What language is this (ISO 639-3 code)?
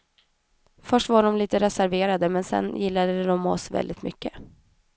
swe